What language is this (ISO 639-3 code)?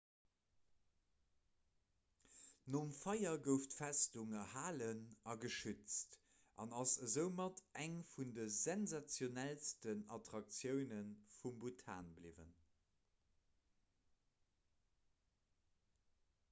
ltz